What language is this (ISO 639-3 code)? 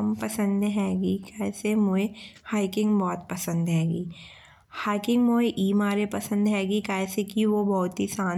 bns